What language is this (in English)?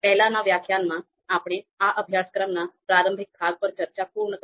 Gujarati